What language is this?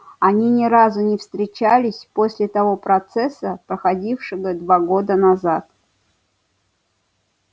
Russian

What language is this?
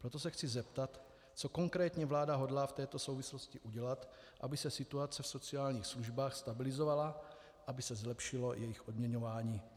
Czech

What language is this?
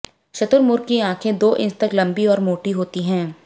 Hindi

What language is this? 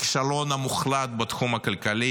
Hebrew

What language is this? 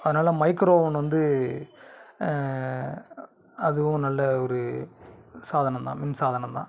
Tamil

